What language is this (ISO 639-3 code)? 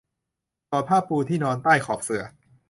tha